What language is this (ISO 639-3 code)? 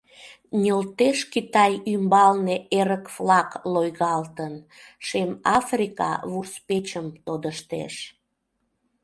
chm